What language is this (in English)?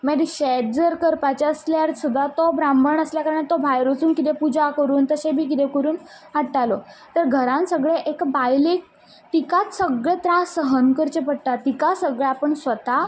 Konkani